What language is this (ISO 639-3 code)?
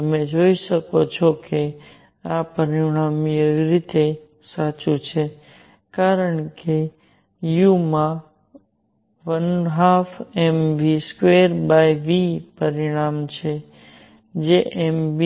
guj